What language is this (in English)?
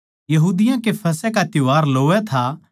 Haryanvi